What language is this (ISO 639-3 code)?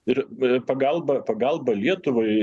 lit